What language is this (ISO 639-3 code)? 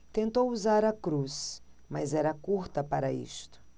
por